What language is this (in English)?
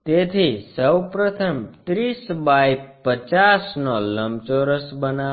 Gujarati